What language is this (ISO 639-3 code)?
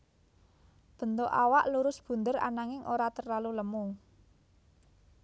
jav